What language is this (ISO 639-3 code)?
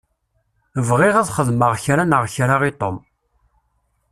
kab